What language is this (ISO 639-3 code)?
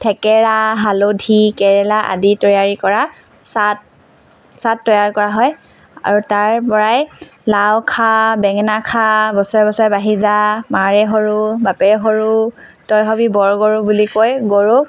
asm